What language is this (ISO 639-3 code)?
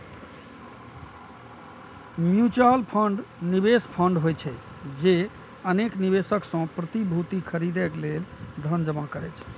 mai